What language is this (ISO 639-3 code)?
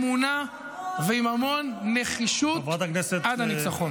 heb